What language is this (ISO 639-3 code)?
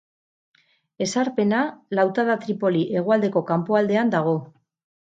eus